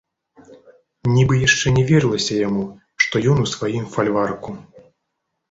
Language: Belarusian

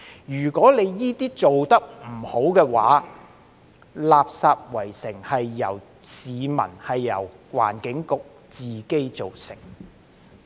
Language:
Cantonese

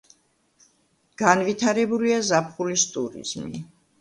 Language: Georgian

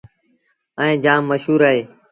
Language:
Sindhi Bhil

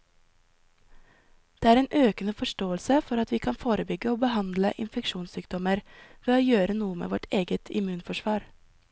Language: Norwegian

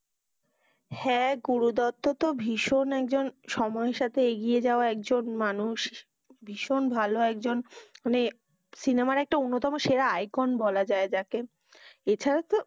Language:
Bangla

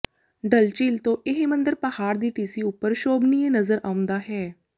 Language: Punjabi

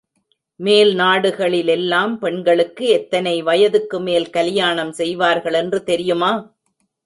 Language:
Tamil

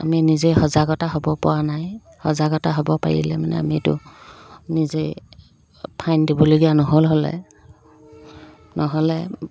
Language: Assamese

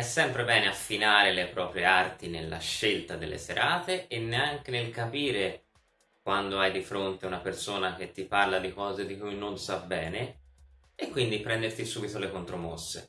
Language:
Italian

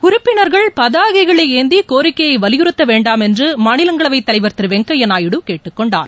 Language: Tamil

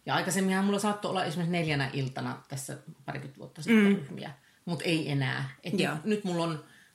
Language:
Finnish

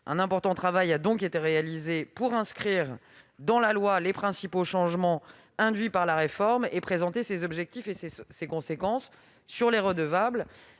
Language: French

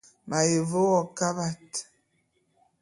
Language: Bulu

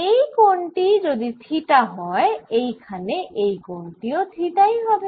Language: Bangla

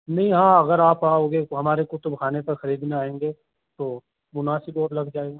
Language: Urdu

